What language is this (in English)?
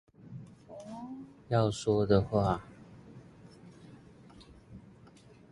Chinese